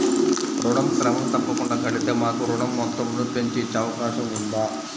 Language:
Telugu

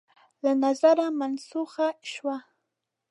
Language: Pashto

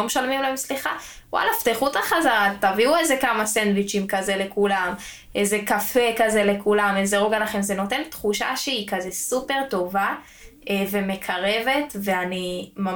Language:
Hebrew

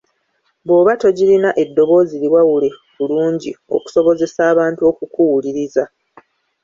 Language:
Ganda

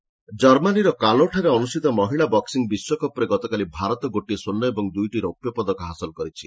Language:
Odia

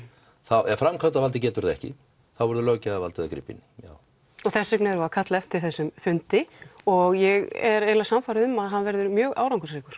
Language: Icelandic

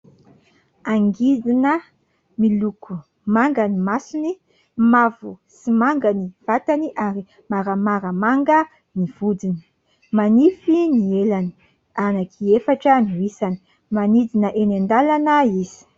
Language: Malagasy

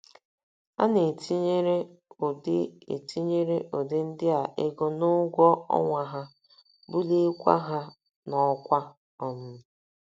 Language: Igbo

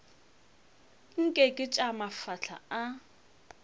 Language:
Northern Sotho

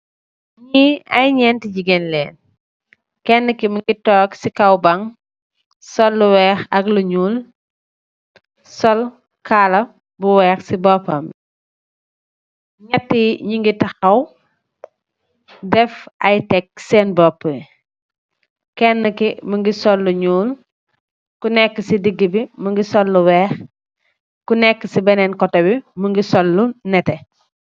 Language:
Wolof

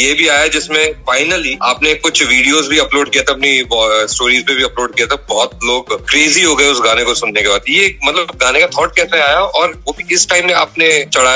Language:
Hindi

